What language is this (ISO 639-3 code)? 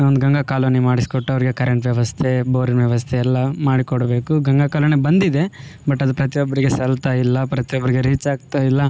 kan